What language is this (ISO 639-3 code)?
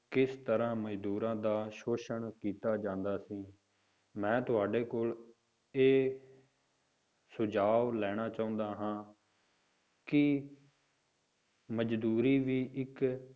pan